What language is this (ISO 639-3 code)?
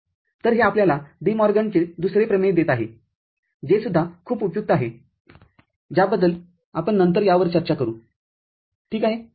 mar